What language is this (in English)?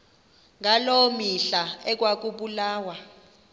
Xhosa